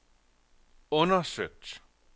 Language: Danish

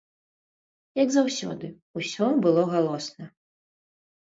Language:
Belarusian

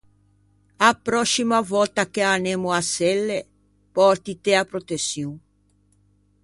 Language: Ligurian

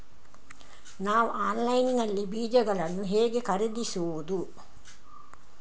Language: Kannada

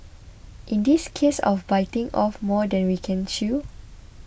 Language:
English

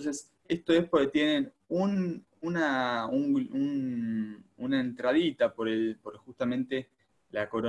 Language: Spanish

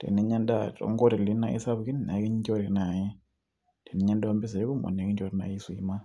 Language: Masai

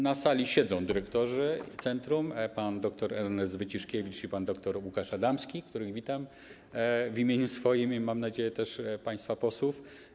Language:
Polish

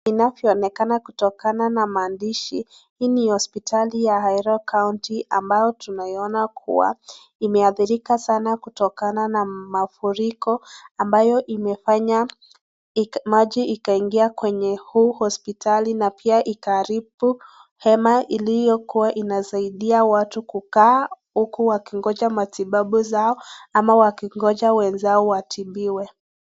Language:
Swahili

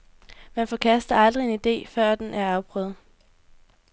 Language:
Danish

